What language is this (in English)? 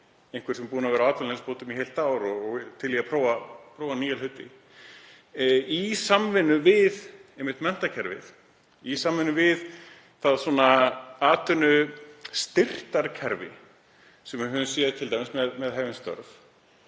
Icelandic